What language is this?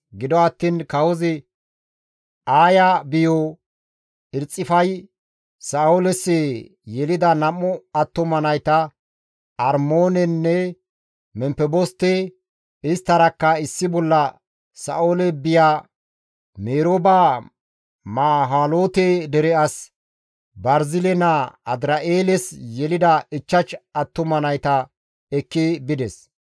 Gamo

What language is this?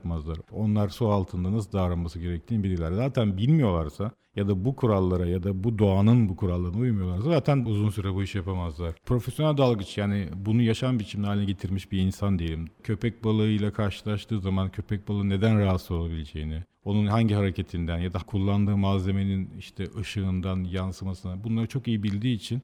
Turkish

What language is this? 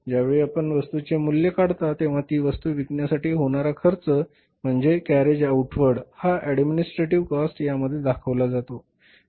Marathi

